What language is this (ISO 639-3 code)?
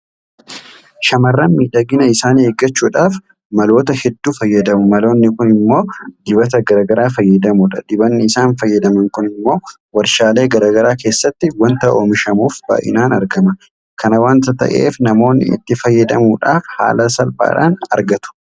orm